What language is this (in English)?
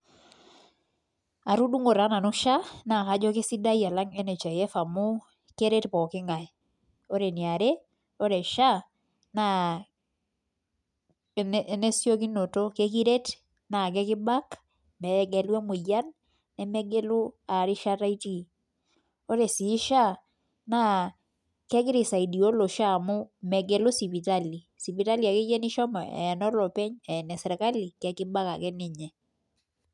Masai